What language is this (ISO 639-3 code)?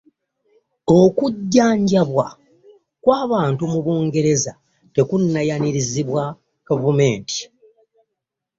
lug